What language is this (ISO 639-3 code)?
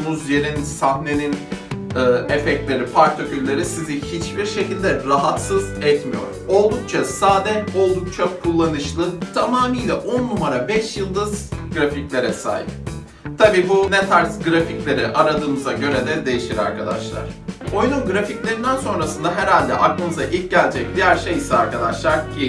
tur